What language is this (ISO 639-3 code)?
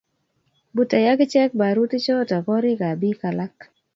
kln